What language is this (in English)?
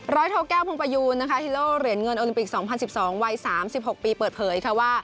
Thai